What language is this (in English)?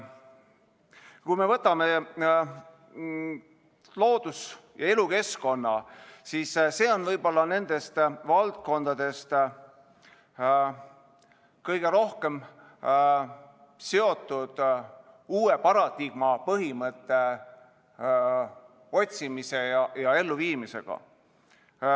Estonian